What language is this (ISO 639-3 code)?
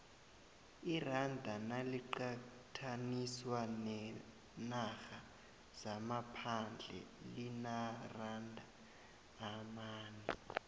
nbl